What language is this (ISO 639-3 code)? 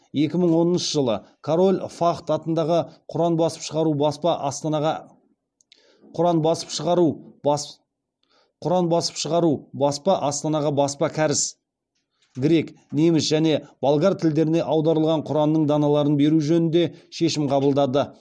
kaz